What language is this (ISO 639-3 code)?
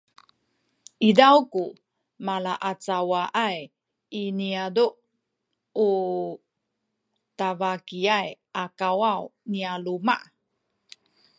szy